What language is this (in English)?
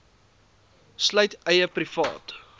Afrikaans